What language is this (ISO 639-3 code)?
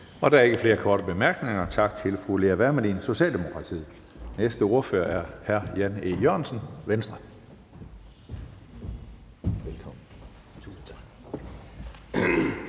dan